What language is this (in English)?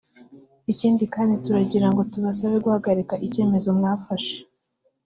Kinyarwanda